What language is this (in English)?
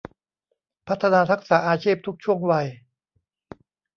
Thai